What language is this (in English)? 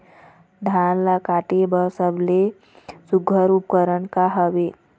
Chhattisgarhi